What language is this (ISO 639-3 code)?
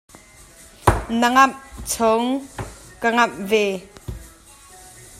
cnh